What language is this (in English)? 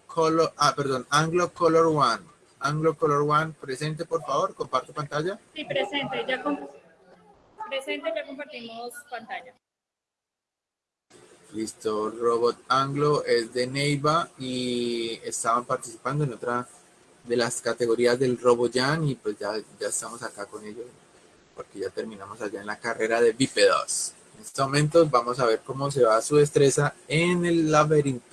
Spanish